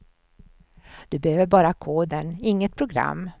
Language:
Swedish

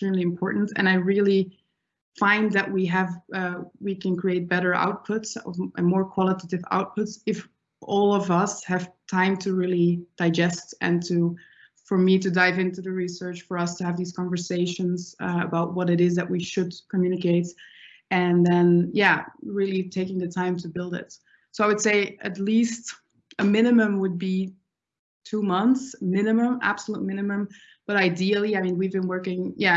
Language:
English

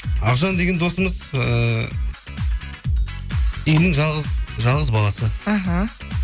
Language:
Kazakh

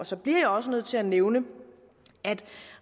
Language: Danish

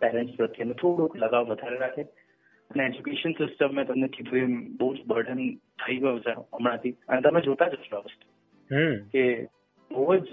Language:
Gujarati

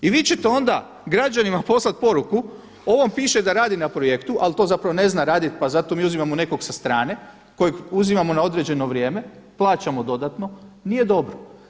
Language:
Croatian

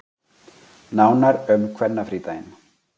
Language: Icelandic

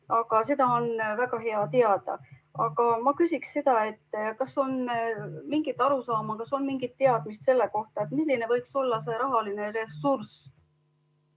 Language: Estonian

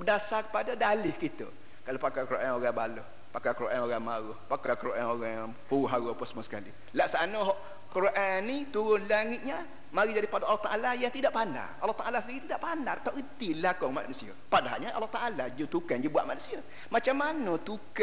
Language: Malay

